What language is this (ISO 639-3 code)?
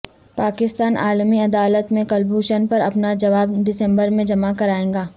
urd